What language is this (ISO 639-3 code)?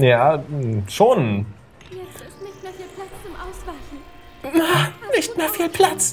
deu